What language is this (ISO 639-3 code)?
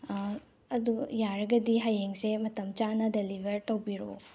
mni